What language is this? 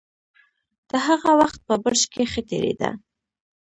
Pashto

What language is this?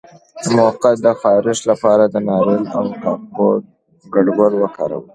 Pashto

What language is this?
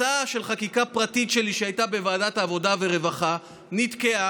Hebrew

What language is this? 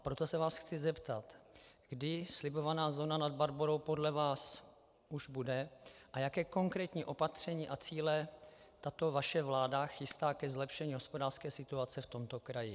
Czech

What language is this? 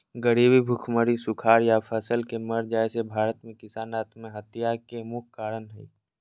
Magahi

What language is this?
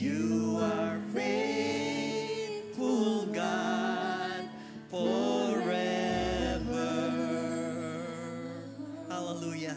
Filipino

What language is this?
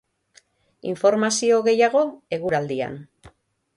Basque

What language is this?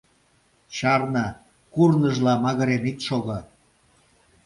Mari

